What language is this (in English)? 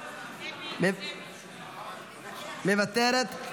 Hebrew